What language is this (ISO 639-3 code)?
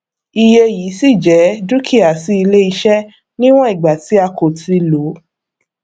yor